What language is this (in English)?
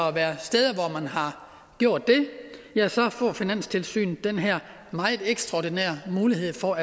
Danish